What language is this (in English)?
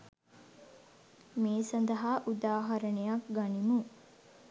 Sinhala